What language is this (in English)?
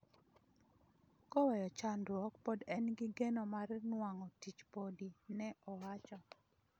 Luo (Kenya and Tanzania)